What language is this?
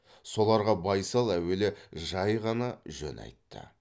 Kazakh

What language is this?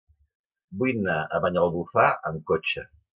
Catalan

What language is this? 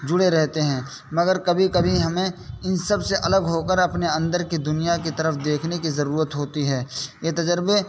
Urdu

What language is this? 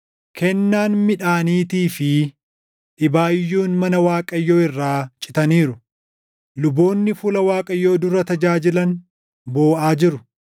Oromo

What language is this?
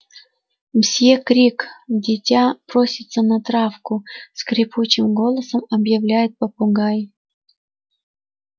Russian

